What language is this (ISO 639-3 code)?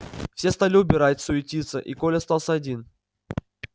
rus